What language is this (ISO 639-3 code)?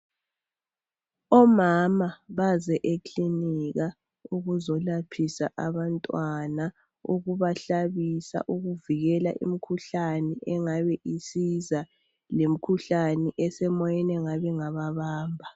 nde